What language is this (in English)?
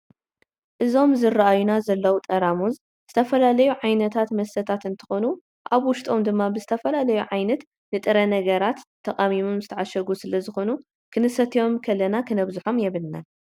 Tigrinya